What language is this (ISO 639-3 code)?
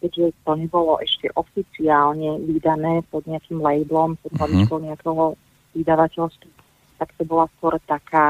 slk